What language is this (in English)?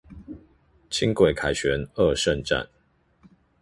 Chinese